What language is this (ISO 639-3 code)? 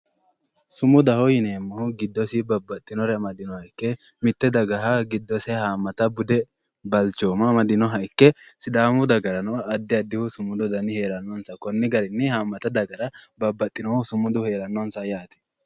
sid